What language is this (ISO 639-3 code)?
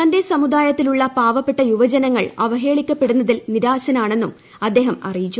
mal